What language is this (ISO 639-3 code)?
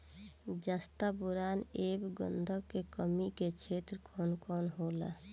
bho